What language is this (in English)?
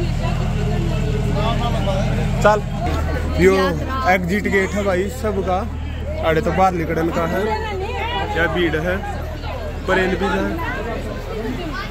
Hindi